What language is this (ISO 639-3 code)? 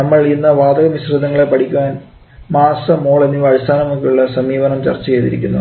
mal